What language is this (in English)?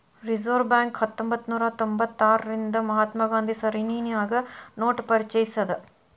Kannada